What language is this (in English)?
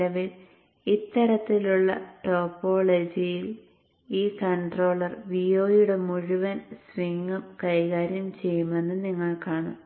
Malayalam